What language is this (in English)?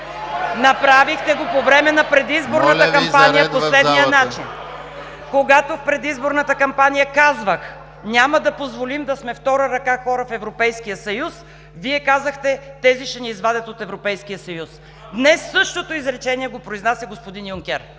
Bulgarian